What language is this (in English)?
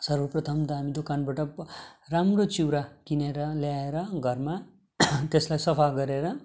Nepali